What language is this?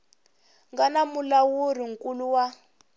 Tsonga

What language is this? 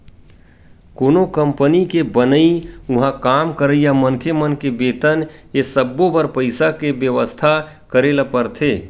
Chhattisgarhi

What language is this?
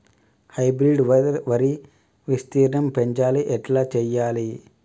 Telugu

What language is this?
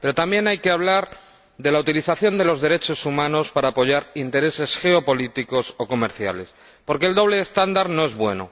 Spanish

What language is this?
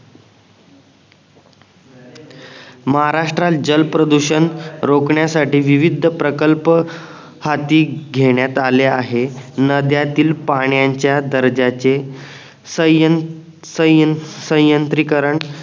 Marathi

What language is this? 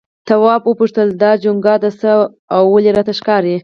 Pashto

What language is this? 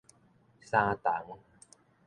Min Nan Chinese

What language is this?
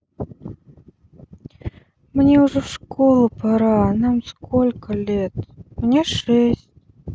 Russian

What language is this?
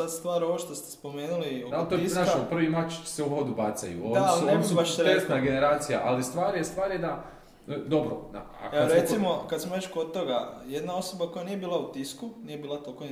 Croatian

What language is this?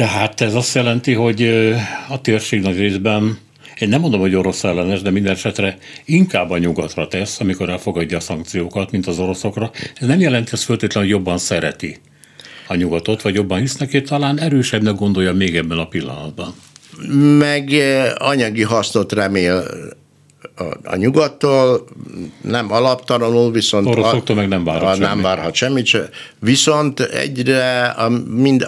Hungarian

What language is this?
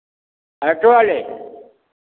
Hindi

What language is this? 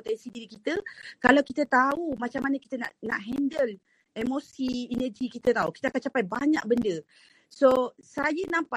Malay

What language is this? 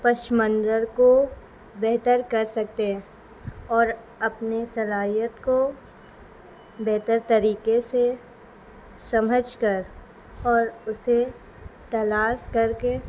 Urdu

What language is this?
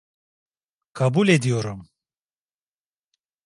Turkish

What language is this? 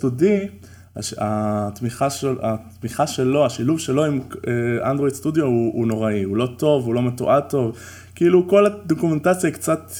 Hebrew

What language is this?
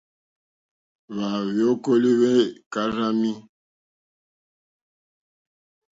Mokpwe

